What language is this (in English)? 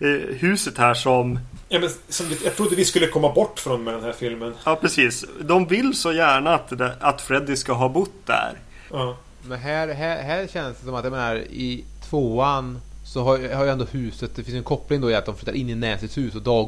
Swedish